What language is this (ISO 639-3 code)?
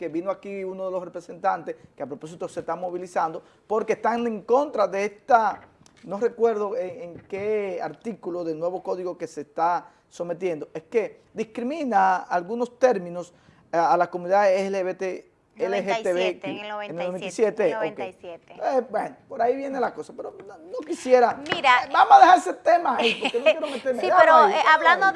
spa